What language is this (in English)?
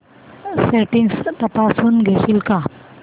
Marathi